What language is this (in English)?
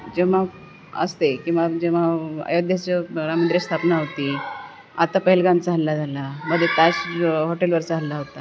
Marathi